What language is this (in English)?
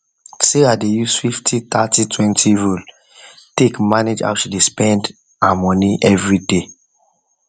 Nigerian Pidgin